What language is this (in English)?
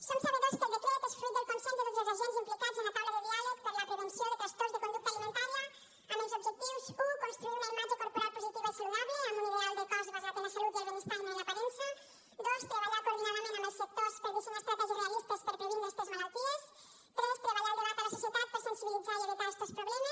Catalan